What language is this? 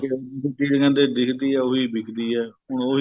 Punjabi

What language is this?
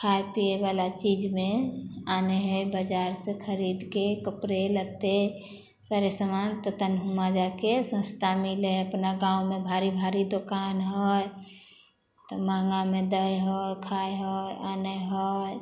Maithili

